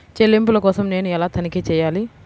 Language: Telugu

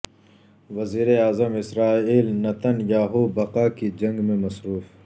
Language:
Urdu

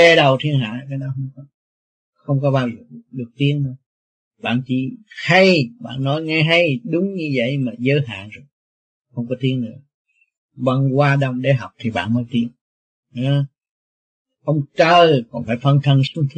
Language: Vietnamese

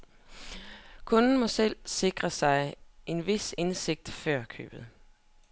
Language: Danish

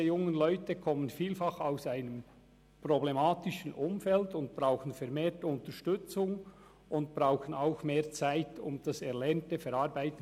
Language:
Swiss German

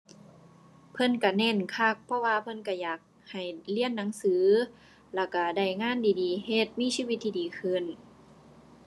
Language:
Thai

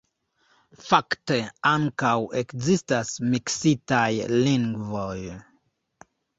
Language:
Esperanto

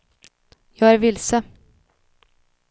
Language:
Swedish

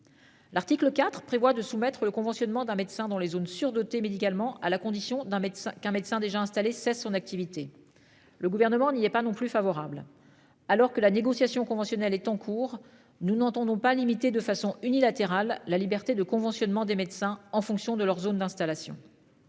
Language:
French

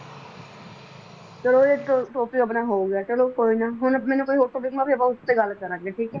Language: Punjabi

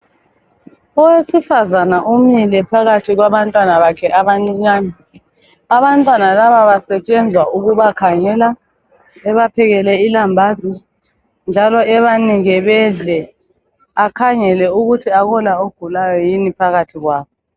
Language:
North Ndebele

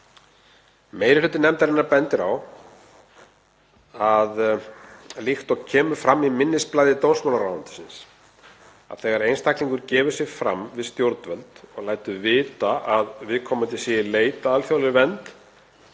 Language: Icelandic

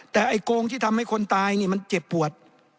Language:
Thai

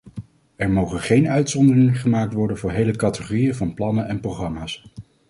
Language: Dutch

